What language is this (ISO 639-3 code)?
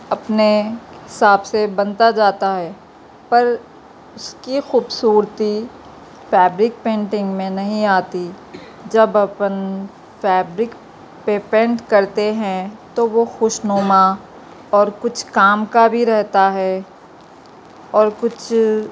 urd